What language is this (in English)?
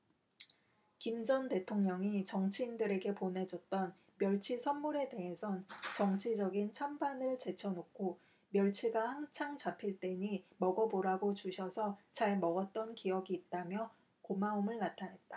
Korean